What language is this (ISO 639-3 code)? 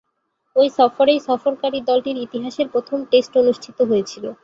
ben